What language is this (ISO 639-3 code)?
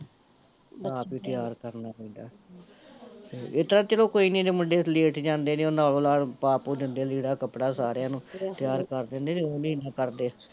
pan